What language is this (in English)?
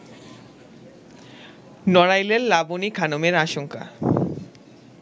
Bangla